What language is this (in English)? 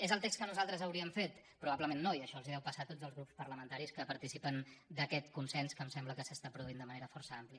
Catalan